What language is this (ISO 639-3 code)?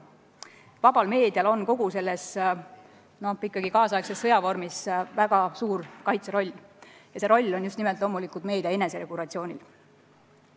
est